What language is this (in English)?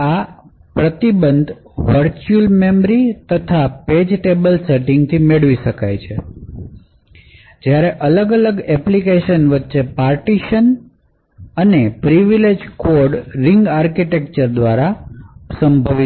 Gujarati